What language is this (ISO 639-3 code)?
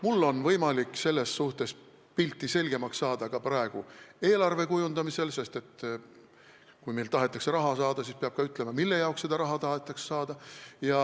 est